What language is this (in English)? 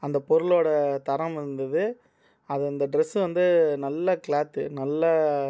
Tamil